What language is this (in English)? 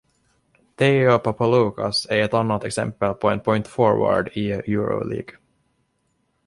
Swedish